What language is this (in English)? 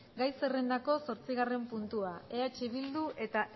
Basque